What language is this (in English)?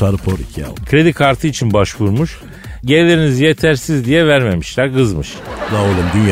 Turkish